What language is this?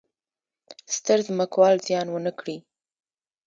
Pashto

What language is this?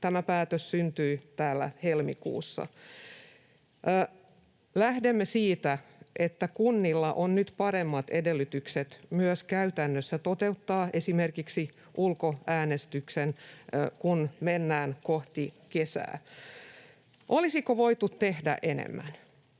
Finnish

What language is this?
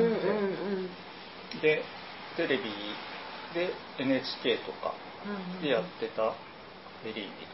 Japanese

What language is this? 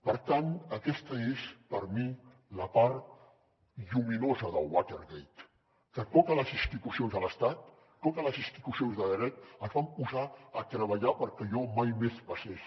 Catalan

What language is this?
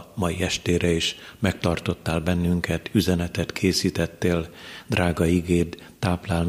Hungarian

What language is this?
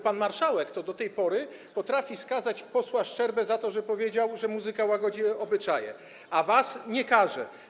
Polish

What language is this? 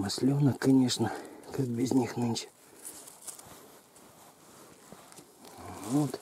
Russian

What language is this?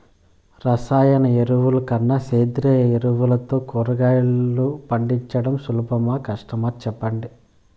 Telugu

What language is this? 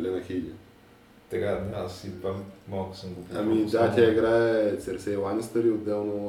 Bulgarian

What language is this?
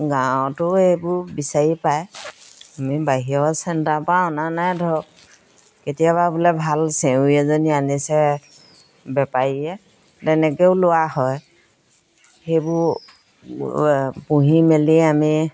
Assamese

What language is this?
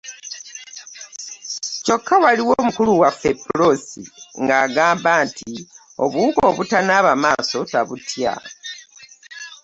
Ganda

